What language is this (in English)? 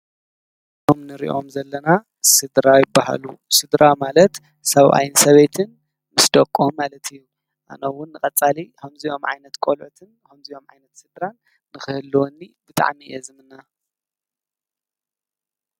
Tigrinya